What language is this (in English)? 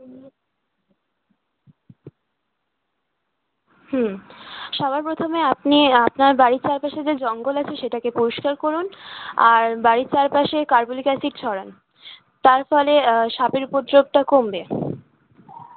Bangla